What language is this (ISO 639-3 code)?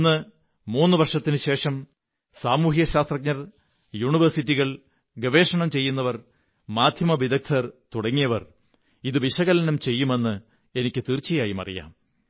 mal